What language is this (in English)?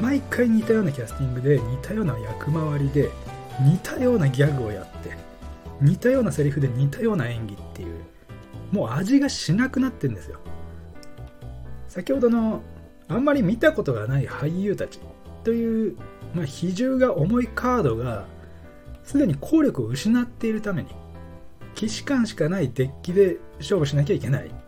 Japanese